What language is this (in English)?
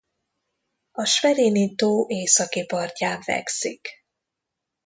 Hungarian